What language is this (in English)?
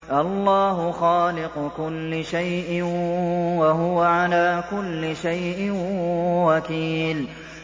Arabic